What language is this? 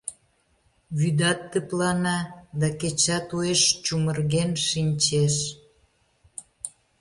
Mari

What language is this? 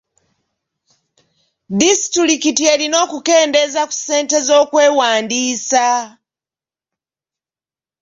Ganda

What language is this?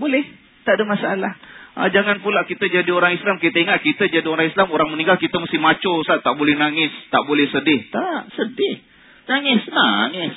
Malay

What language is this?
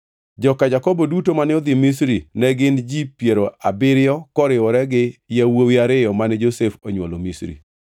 Luo (Kenya and Tanzania)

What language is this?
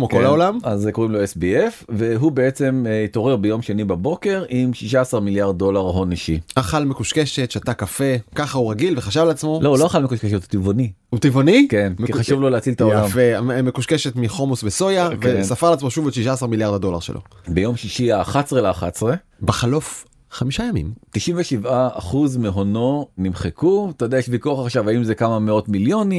Hebrew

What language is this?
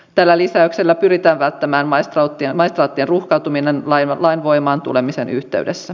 Finnish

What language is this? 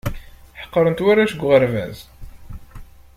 Kabyle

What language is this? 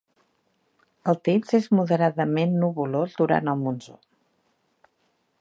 Catalan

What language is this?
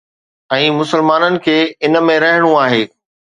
Sindhi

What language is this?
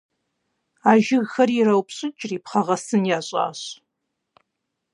Kabardian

